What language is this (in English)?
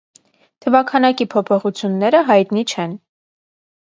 Armenian